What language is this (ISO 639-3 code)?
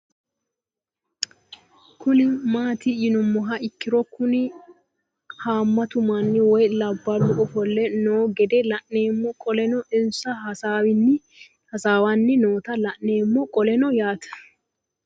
sid